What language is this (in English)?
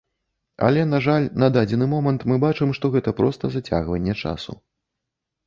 Belarusian